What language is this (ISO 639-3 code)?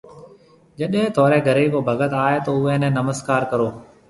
mve